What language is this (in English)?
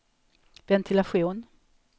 Swedish